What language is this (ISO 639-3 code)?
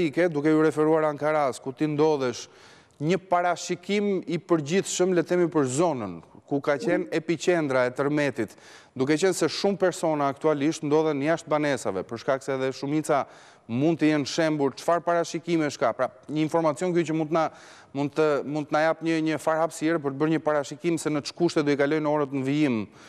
ron